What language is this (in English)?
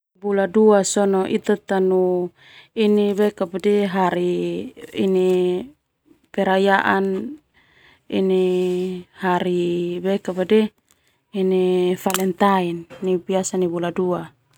Termanu